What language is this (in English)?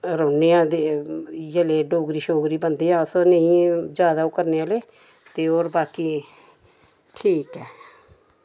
Dogri